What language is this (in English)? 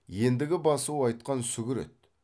Kazakh